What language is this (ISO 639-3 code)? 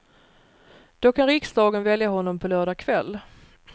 swe